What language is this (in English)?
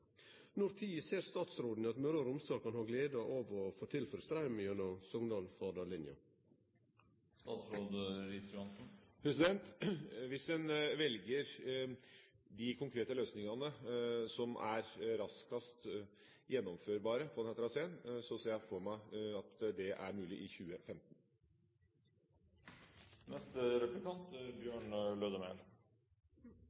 Norwegian